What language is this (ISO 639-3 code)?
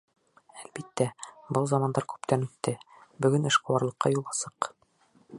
bak